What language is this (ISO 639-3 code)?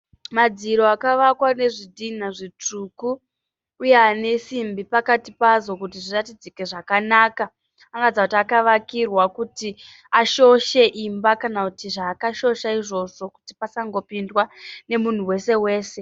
sna